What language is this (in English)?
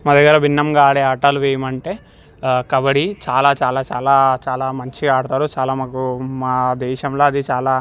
Telugu